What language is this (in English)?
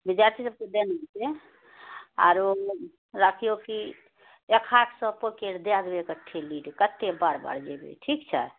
Maithili